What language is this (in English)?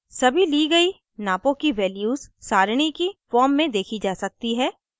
Hindi